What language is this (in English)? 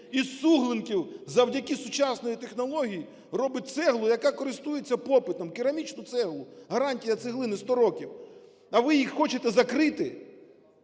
Ukrainian